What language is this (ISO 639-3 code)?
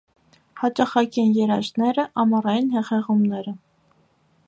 hye